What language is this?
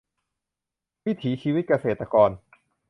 Thai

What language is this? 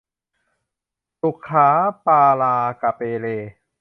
Thai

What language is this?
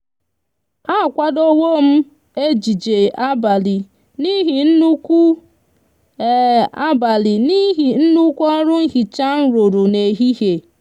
Igbo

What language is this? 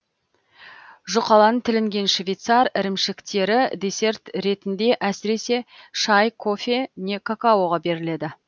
Kazakh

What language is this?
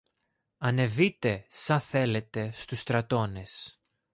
Greek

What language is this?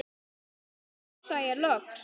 Icelandic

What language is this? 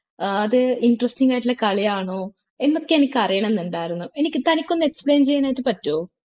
Malayalam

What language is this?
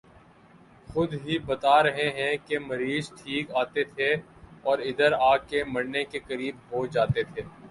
Urdu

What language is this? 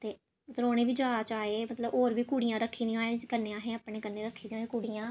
Dogri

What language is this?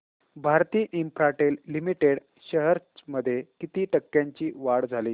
Marathi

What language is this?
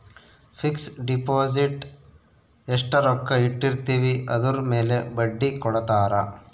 Kannada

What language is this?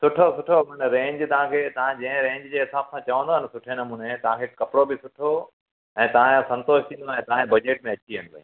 Sindhi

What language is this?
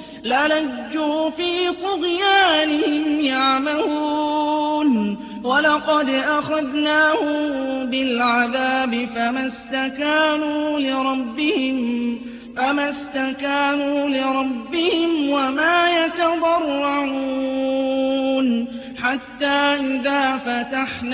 Arabic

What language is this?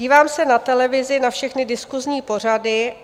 Czech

